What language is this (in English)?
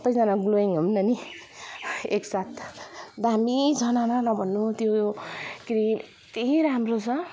Nepali